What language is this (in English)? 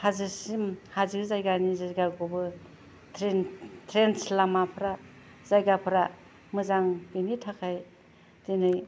Bodo